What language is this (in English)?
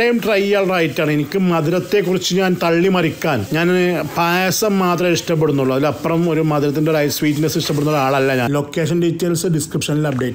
Romanian